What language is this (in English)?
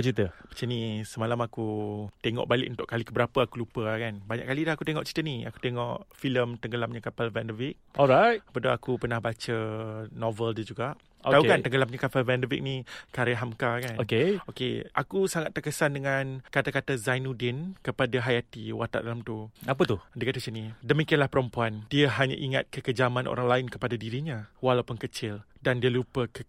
Malay